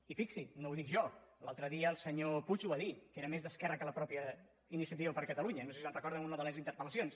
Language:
Catalan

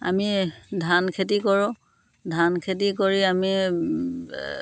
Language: Assamese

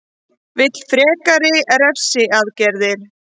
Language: Icelandic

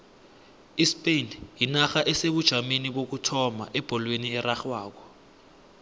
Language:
South Ndebele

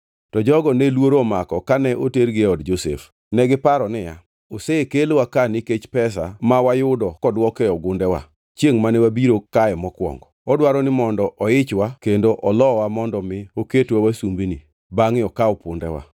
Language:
Luo (Kenya and Tanzania)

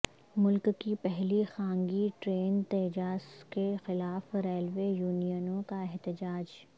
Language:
Urdu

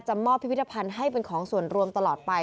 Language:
Thai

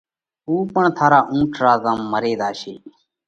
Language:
Parkari Koli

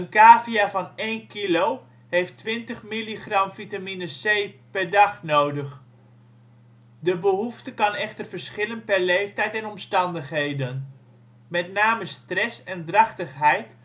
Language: Dutch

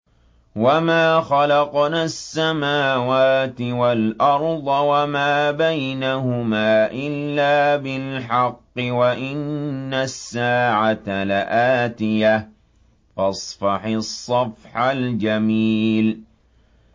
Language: Arabic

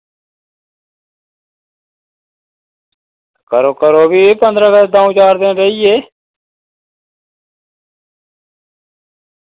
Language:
Dogri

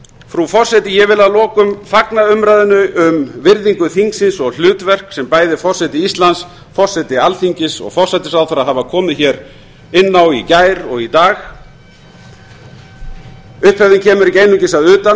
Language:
Icelandic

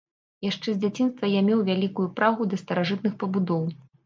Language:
Belarusian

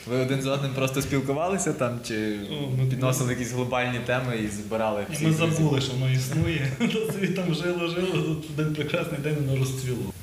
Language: Ukrainian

